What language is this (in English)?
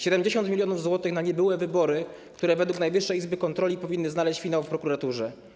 Polish